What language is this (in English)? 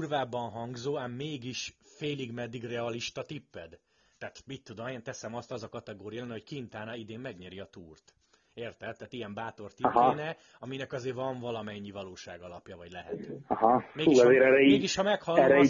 Hungarian